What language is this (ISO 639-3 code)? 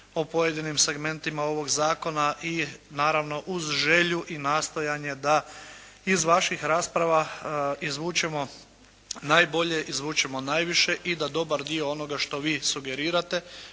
hrv